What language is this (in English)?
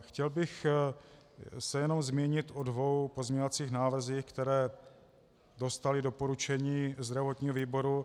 Czech